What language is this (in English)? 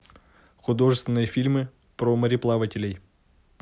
Russian